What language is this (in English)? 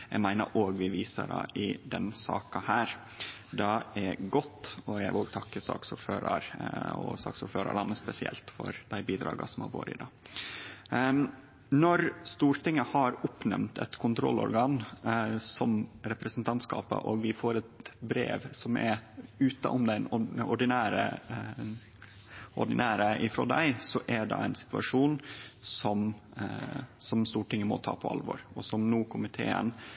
Norwegian Nynorsk